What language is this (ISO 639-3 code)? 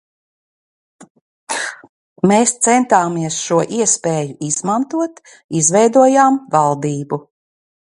lav